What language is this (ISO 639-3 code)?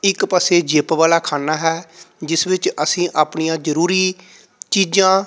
pan